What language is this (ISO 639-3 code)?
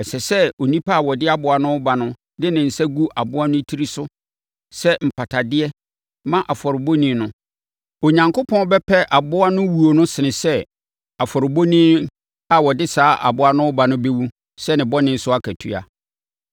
aka